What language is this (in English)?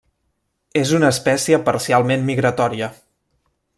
Catalan